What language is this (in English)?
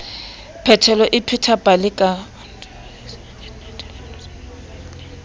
Southern Sotho